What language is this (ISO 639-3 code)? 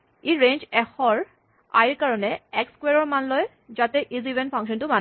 asm